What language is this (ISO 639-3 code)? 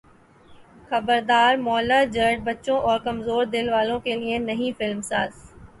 urd